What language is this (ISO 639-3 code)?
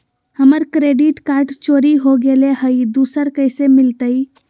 mag